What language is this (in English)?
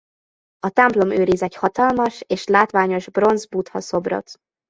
Hungarian